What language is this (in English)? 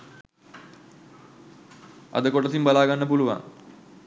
Sinhala